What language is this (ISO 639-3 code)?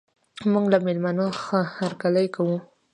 pus